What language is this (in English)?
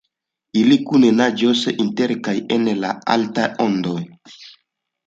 Esperanto